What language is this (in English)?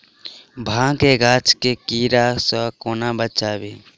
Maithili